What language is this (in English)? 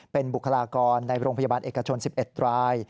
Thai